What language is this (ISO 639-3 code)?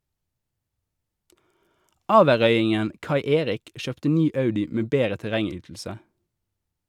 nor